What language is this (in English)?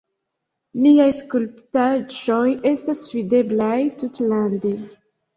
Esperanto